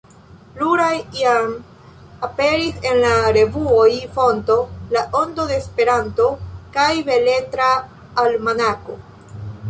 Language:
Esperanto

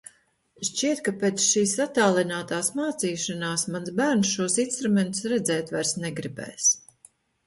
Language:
Latvian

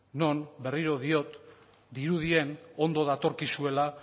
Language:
Basque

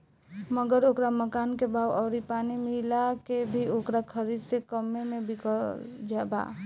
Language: Bhojpuri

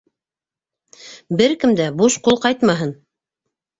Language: Bashkir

